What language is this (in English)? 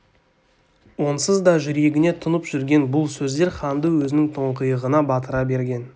Kazakh